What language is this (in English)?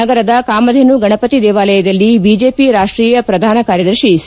Kannada